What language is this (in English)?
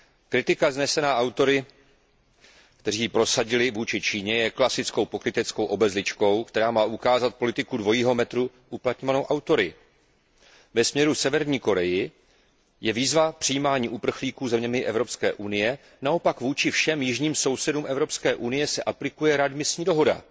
Czech